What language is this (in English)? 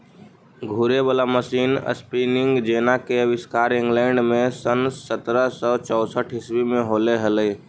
Magahi